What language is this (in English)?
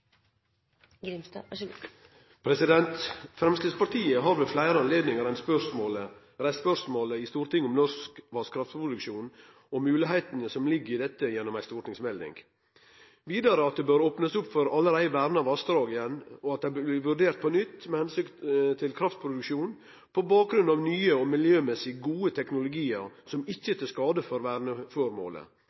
Norwegian Nynorsk